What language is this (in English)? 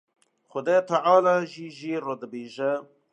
Kurdish